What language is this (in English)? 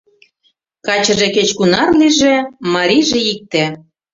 Mari